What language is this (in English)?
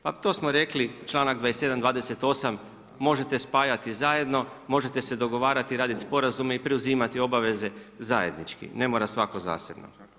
Croatian